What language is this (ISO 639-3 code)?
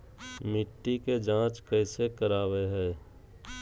mag